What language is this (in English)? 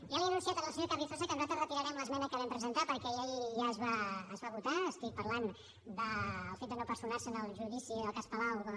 Catalan